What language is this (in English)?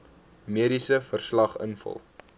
Afrikaans